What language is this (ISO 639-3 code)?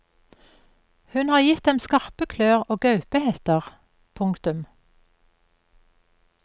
nor